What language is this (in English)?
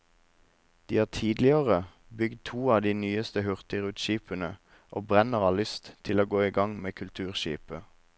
Norwegian